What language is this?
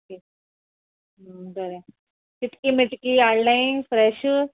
Konkani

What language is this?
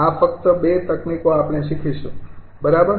Gujarati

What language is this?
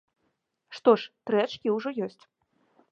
Belarusian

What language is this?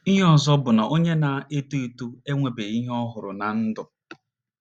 Igbo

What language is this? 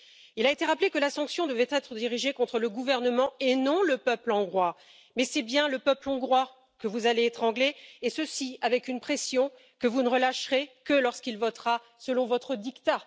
French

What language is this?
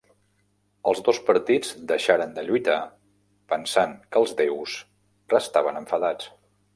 Catalan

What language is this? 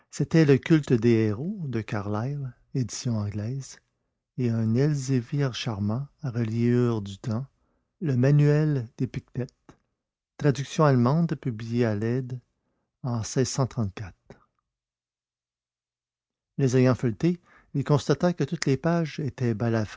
French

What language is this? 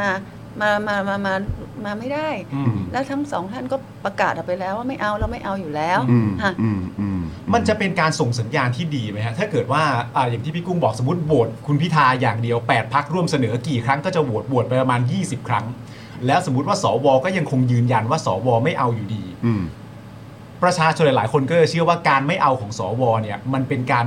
Thai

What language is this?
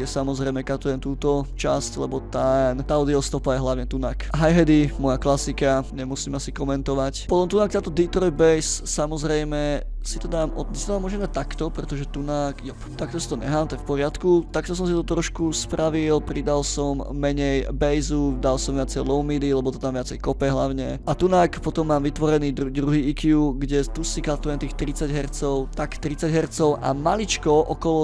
Czech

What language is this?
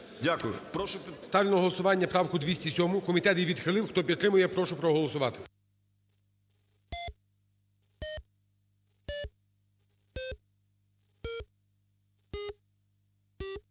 Ukrainian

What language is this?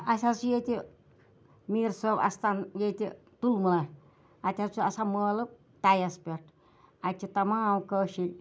Kashmiri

